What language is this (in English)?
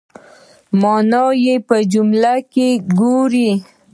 Pashto